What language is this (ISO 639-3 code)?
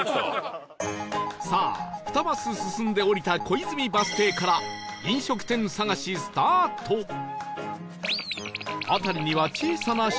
jpn